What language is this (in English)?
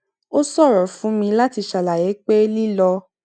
Yoruba